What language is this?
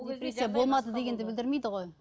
Kazakh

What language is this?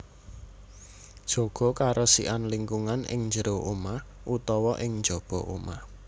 Javanese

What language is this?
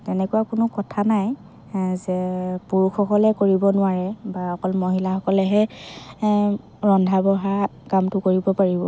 Assamese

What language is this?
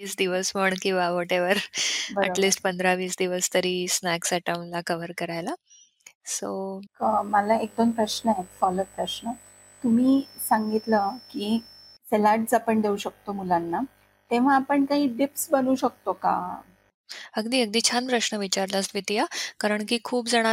Marathi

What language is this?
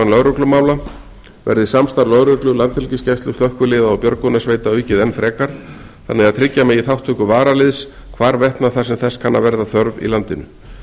Icelandic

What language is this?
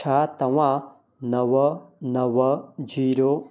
Sindhi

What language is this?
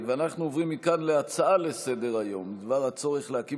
Hebrew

